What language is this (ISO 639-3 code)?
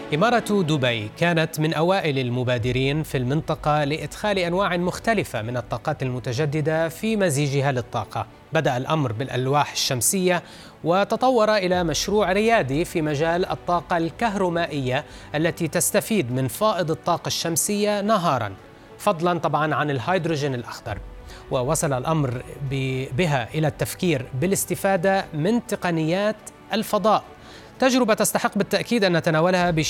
ara